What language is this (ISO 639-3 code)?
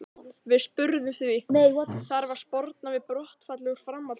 isl